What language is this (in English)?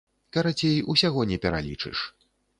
Belarusian